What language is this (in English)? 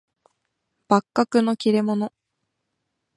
Japanese